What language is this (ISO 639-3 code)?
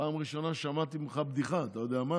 heb